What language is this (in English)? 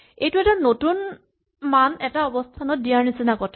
Assamese